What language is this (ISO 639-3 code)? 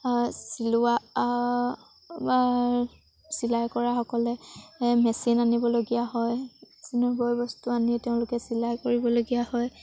asm